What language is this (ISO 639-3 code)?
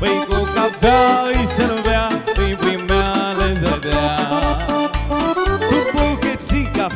ron